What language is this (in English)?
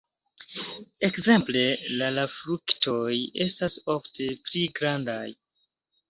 Esperanto